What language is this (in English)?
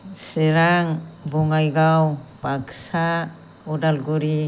Bodo